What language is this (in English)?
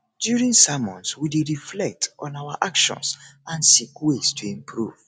Nigerian Pidgin